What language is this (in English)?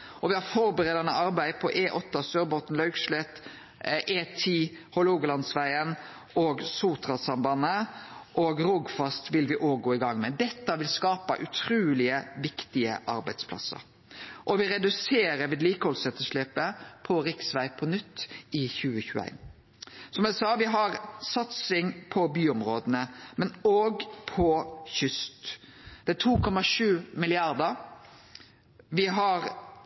Norwegian Nynorsk